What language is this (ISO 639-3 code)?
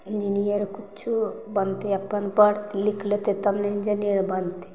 mai